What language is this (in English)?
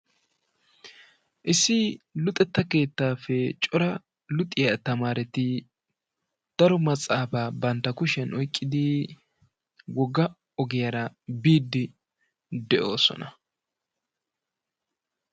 Wolaytta